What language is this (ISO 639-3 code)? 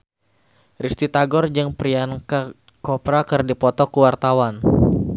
sun